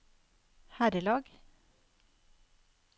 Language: Norwegian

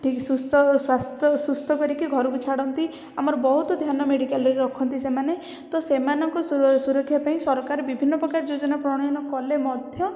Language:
Odia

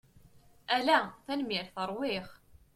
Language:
Kabyle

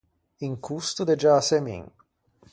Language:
Ligurian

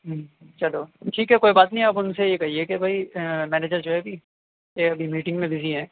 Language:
Urdu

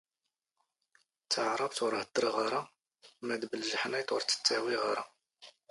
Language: Standard Moroccan Tamazight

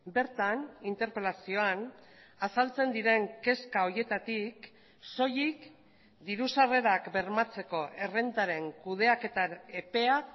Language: Basque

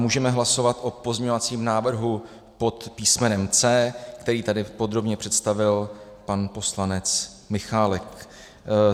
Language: Czech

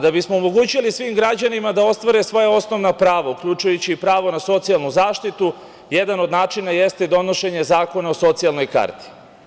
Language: Serbian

